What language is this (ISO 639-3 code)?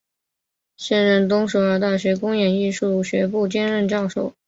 zho